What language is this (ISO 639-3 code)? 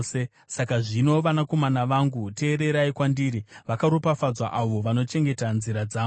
sna